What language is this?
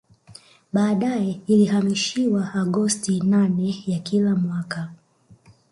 Swahili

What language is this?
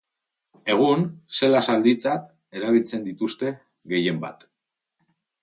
Basque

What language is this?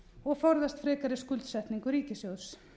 Icelandic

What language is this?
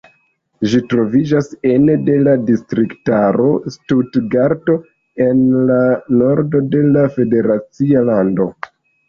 Esperanto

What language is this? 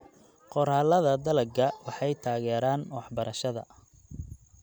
Somali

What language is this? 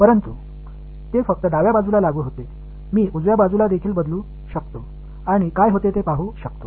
Tamil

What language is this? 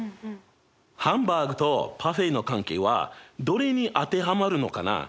Japanese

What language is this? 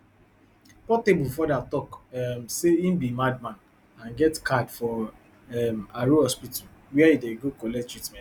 Nigerian Pidgin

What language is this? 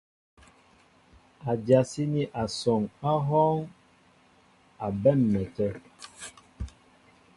Mbo (Cameroon)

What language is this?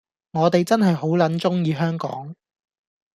Cantonese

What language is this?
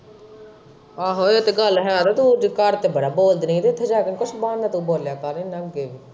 Punjabi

